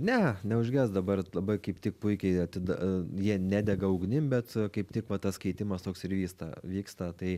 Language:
Lithuanian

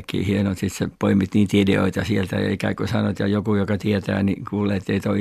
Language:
Finnish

